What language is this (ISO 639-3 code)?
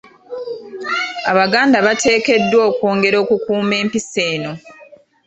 lug